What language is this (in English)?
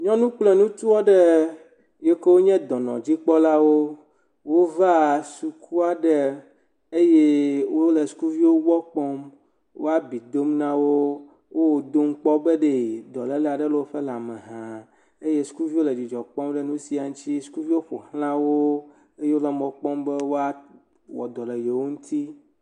Ewe